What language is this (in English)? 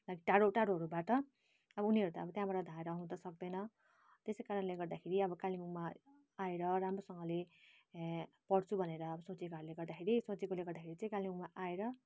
Nepali